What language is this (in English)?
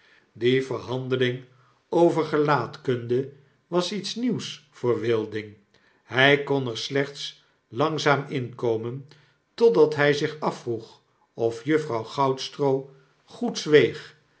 Dutch